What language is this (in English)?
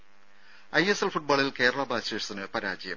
Malayalam